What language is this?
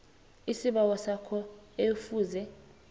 South Ndebele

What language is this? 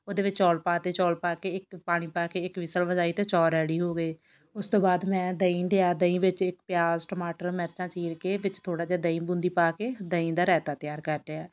Punjabi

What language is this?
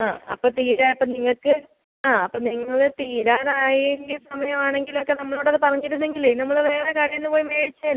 Malayalam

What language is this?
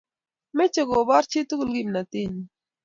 Kalenjin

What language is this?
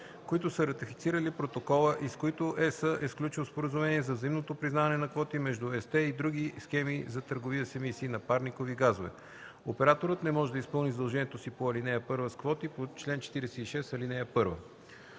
Bulgarian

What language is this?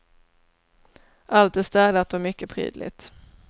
Swedish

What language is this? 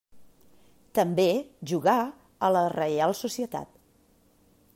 Catalan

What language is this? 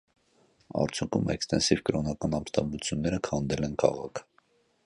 Armenian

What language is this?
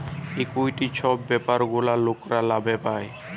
Bangla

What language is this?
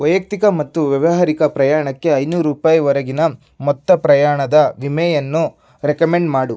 Kannada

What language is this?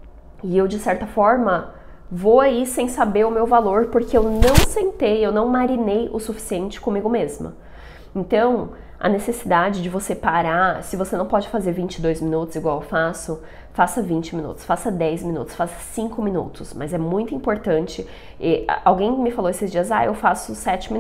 Portuguese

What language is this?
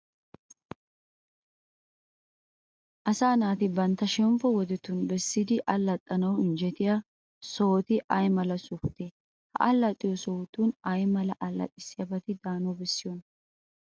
Wolaytta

